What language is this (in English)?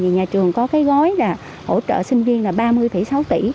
Vietnamese